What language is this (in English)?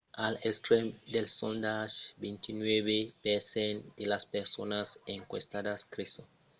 Occitan